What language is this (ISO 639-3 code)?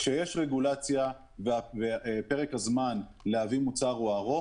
heb